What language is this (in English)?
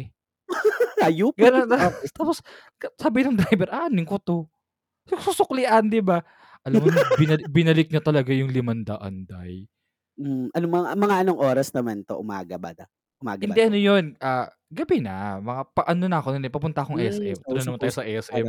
Filipino